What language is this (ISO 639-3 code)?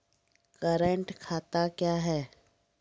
mai